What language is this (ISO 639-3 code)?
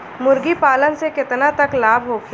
bho